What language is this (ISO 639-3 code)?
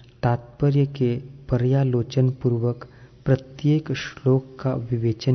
hin